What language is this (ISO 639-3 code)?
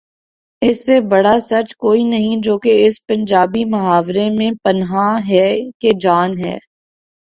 urd